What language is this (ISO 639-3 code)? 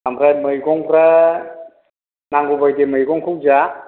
brx